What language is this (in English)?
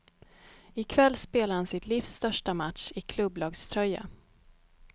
Swedish